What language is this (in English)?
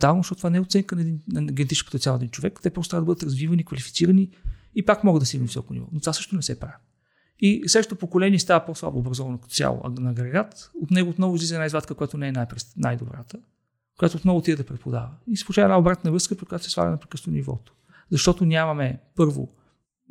Bulgarian